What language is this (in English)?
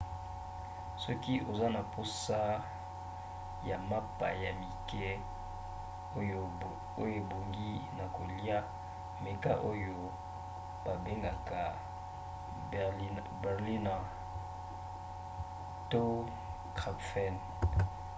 Lingala